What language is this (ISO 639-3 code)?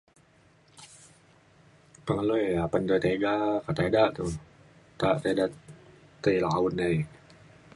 xkl